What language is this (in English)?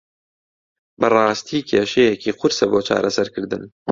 Central Kurdish